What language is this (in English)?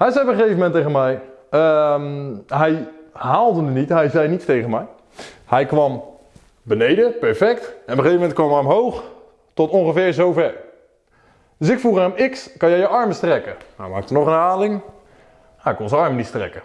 Dutch